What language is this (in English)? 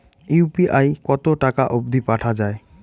Bangla